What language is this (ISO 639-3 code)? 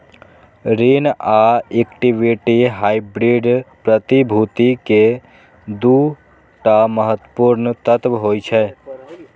mai